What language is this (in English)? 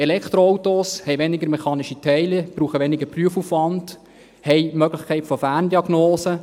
Swiss German